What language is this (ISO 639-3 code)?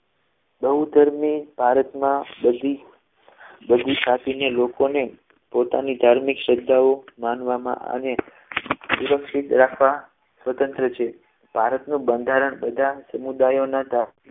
guj